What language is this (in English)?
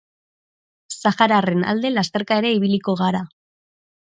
Basque